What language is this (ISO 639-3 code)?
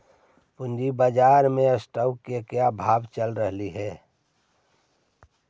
mag